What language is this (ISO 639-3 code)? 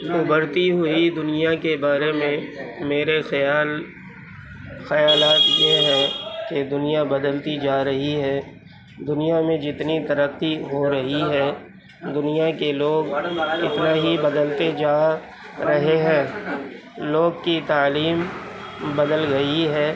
urd